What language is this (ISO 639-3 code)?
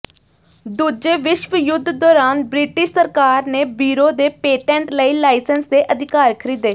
pan